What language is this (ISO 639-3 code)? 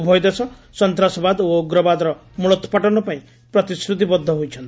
ori